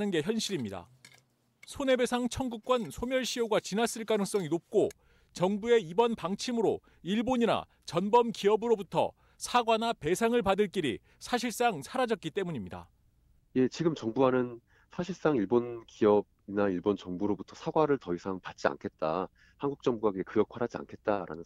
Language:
Korean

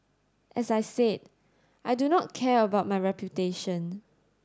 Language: English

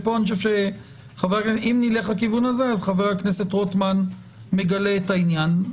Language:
Hebrew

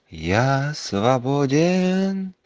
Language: Russian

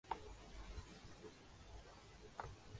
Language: Urdu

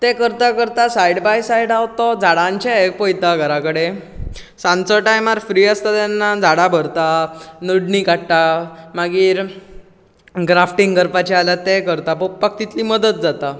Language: Konkani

